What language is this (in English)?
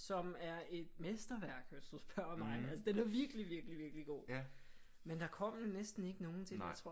Danish